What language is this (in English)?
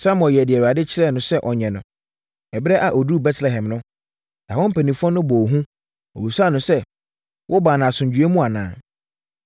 Akan